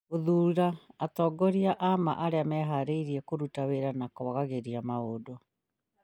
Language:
Kikuyu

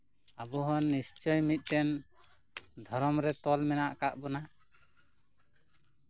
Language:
Santali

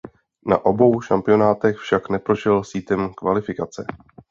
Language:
Czech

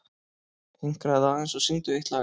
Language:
Icelandic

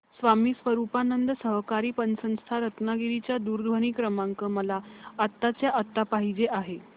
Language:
Marathi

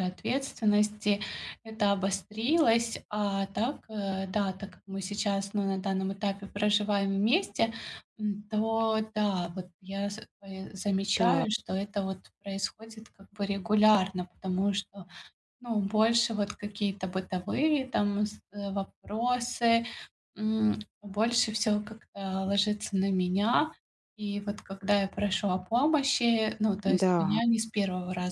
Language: Russian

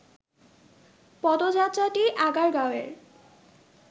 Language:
Bangla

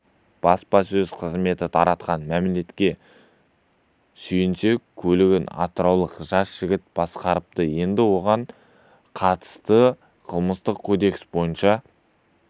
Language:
Kazakh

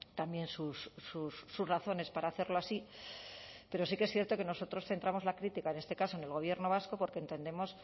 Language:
Spanish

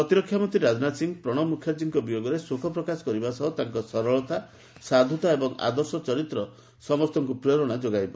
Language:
Odia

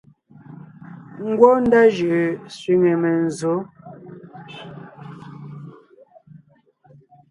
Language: Ngiemboon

